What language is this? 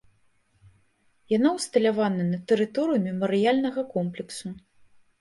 Belarusian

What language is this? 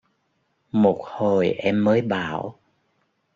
Vietnamese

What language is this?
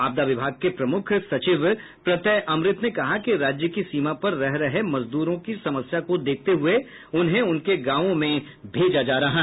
Hindi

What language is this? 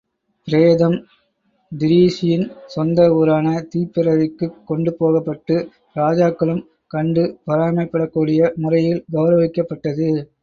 Tamil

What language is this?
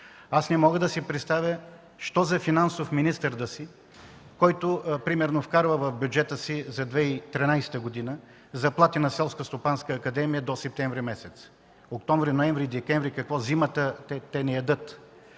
Bulgarian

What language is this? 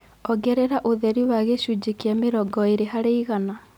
Kikuyu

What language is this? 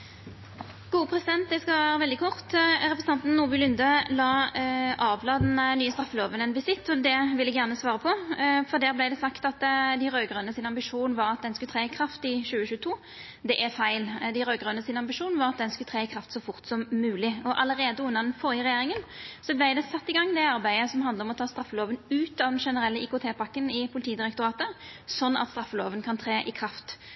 Norwegian Nynorsk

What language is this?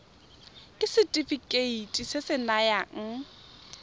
Tswana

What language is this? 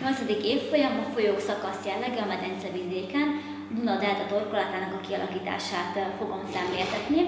Hungarian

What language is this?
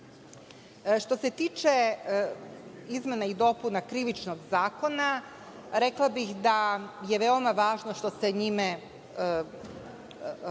Serbian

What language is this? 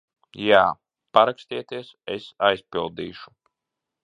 Latvian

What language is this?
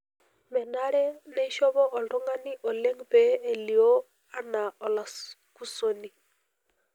Masai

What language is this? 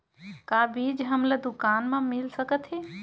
Chhattisgarhi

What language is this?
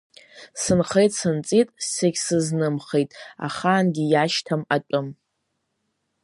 Abkhazian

